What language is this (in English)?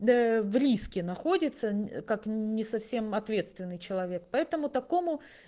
Russian